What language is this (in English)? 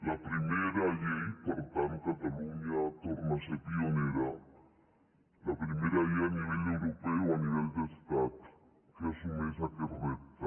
Catalan